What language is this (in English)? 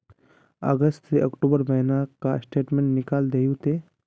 Magahi